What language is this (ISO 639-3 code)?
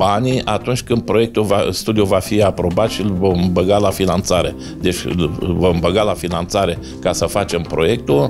ron